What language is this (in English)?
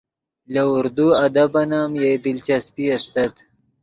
Yidgha